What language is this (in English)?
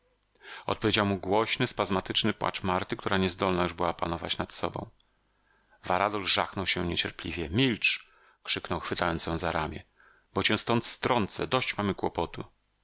Polish